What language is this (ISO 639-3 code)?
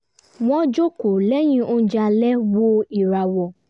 yor